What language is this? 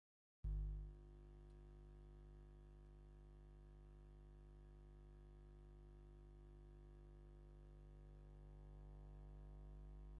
Tigrinya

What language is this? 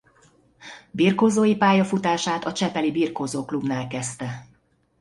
Hungarian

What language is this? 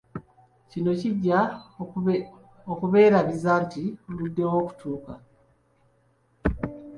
Ganda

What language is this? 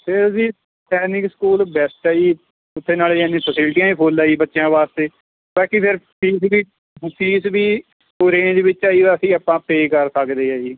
Punjabi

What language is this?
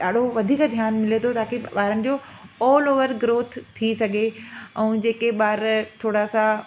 Sindhi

